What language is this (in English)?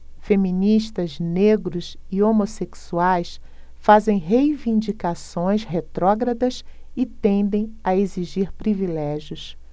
Portuguese